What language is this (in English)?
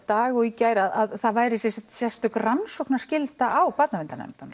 Icelandic